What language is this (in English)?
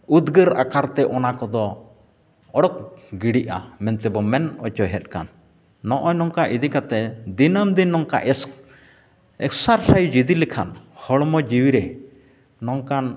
Santali